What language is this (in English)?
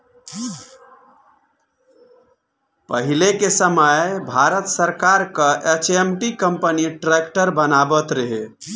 Bhojpuri